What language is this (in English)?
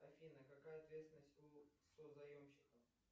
Russian